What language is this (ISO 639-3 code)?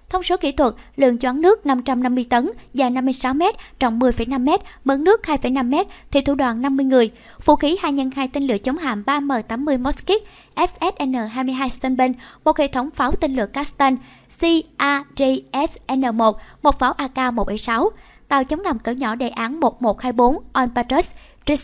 vie